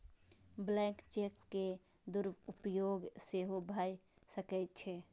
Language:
Maithili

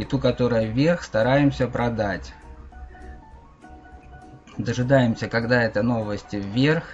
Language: Russian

